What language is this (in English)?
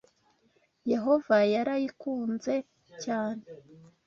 Kinyarwanda